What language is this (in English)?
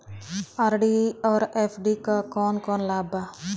Bhojpuri